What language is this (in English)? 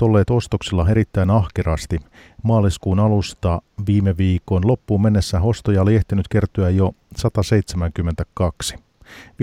Finnish